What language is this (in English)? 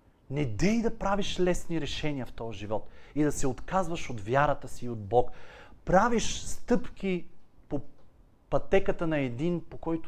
Bulgarian